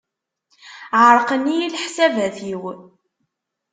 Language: Kabyle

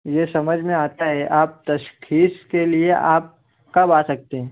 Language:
Urdu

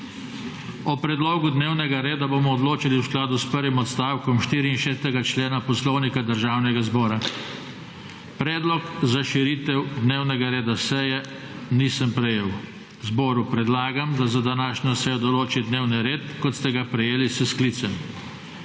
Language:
Slovenian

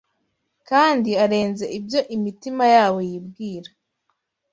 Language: Kinyarwanda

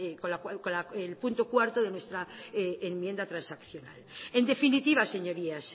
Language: Spanish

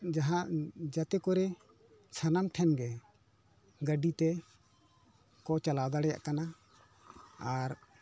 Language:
Santali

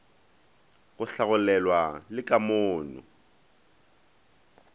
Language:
Northern Sotho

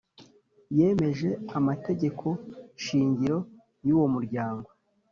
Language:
Kinyarwanda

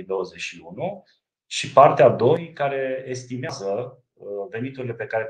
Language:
Romanian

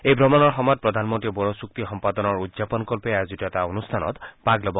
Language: Assamese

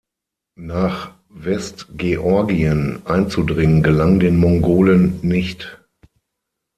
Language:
German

